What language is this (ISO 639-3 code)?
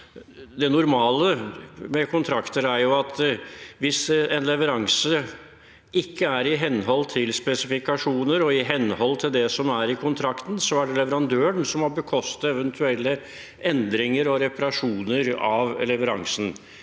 nor